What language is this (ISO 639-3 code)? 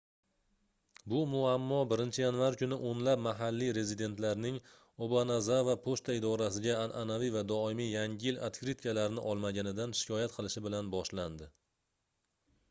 uzb